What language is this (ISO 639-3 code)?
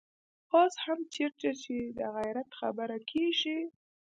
pus